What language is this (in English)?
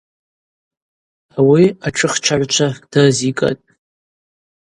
Abaza